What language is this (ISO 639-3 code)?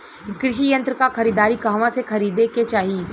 bho